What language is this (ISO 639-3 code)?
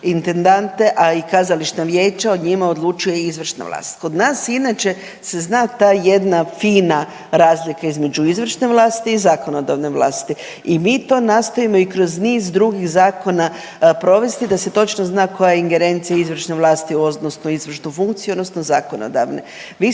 hrv